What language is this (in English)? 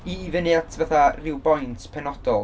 Welsh